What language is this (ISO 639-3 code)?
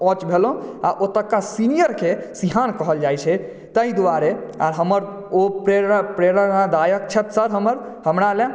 mai